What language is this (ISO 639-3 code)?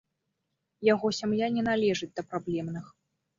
bel